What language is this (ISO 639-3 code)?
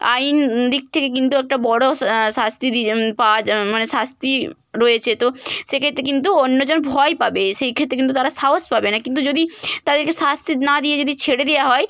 ben